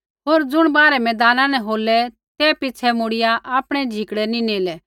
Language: Kullu Pahari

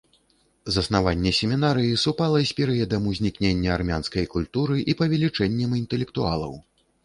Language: Belarusian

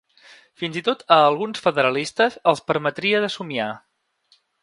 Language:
Catalan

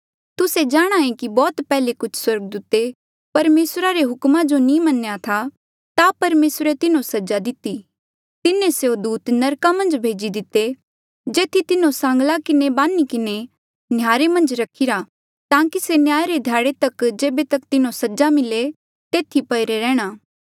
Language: Mandeali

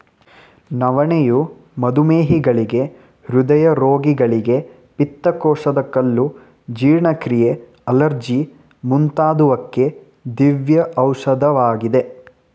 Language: Kannada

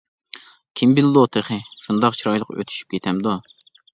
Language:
Uyghur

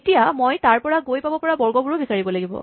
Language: Assamese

